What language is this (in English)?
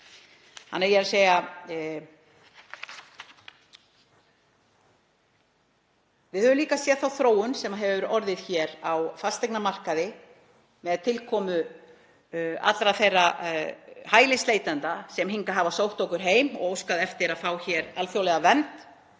Icelandic